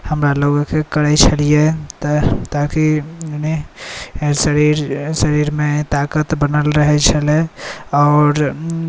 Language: Maithili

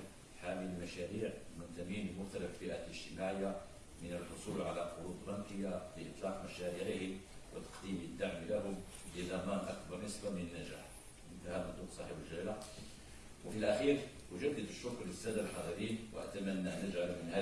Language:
Arabic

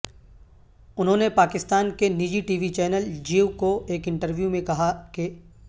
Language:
Urdu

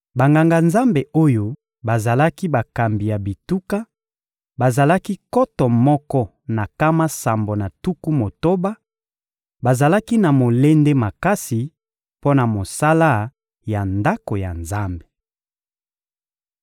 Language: Lingala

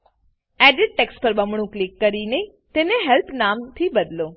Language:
Gujarati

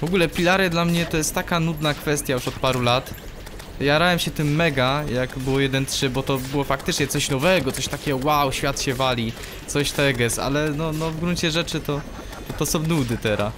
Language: Polish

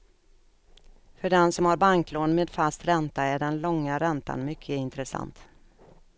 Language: Swedish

